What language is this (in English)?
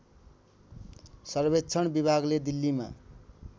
Nepali